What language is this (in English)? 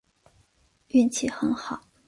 Chinese